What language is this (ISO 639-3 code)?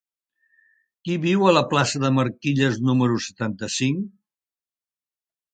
cat